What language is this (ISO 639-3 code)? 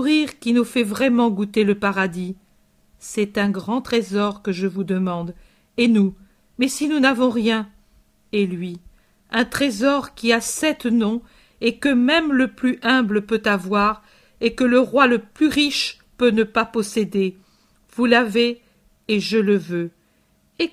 fra